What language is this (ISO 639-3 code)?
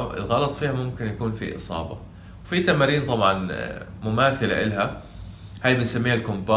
ara